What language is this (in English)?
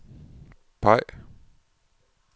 Danish